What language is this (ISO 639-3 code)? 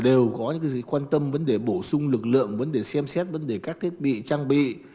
vie